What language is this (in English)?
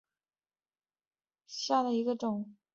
Chinese